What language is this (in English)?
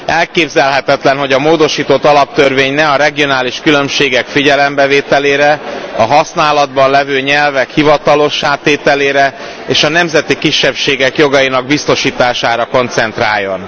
Hungarian